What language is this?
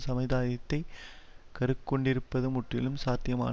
Tamil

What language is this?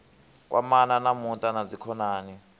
Venda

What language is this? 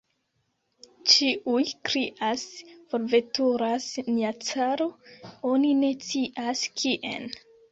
Esperanto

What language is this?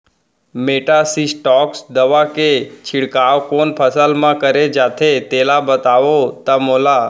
Chhattisgarhi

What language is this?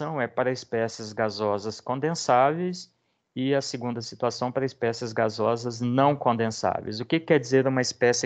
Portuguese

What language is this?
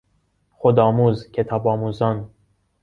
Persian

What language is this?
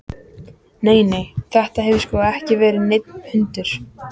Icelandic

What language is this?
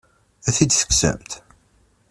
Kabyle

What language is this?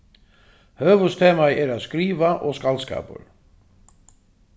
Faroese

